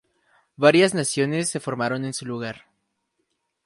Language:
Spanish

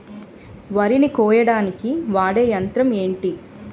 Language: Telugu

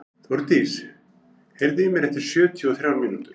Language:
Icelandic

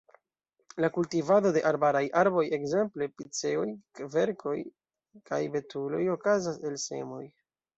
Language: Esperanto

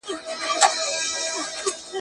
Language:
Pashto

